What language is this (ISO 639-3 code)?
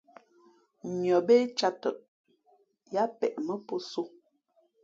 fmp